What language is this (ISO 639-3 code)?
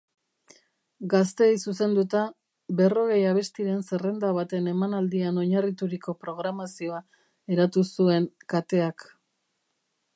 eus